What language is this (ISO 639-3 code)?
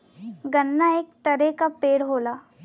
bho